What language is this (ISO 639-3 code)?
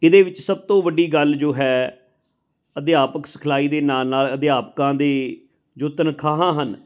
pan